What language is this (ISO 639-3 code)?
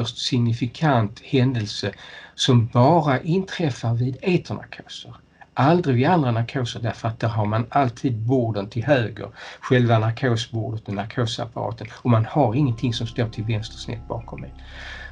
swe